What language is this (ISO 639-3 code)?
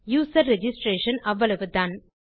tam